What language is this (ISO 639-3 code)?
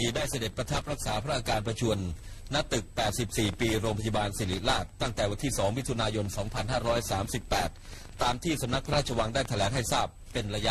tha